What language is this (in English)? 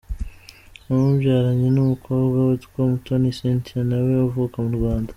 Kinyarwanda